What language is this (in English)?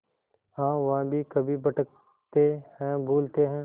Hindi